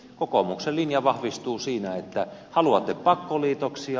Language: Finnish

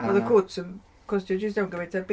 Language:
Welsh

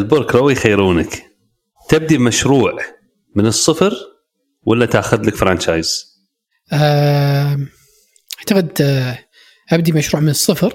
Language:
Arabic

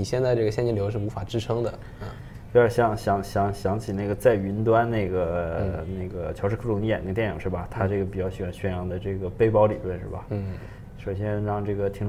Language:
Chinese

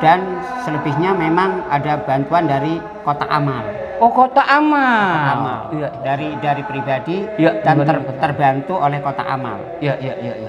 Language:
Indonesian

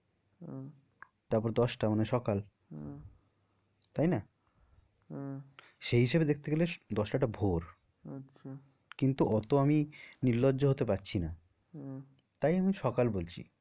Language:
Bangla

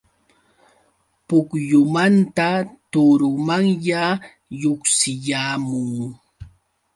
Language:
Yauyos Quechua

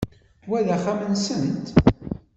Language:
Kabyle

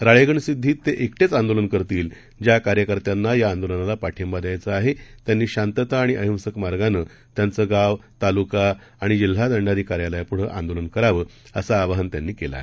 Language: Marathi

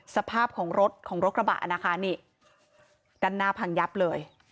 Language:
Thai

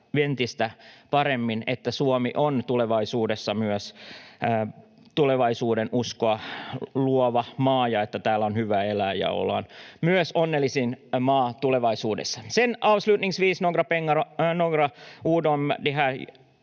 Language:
Finnish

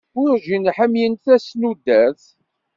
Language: Kabyle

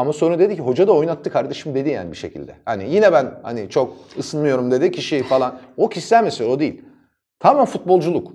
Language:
Turkish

